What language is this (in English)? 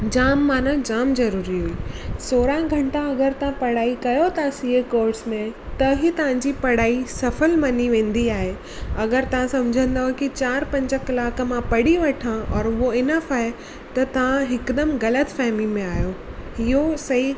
Sindhi